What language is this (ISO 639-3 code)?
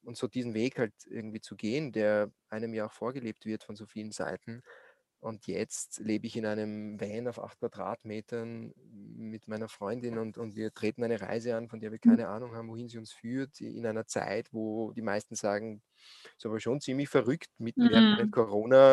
deu